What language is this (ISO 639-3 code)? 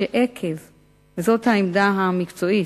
heb